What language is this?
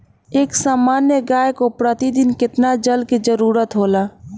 Bhojpuri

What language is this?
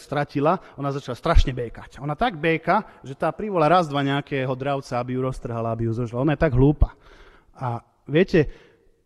Slovak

